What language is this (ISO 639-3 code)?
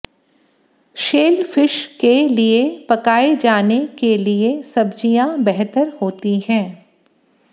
hin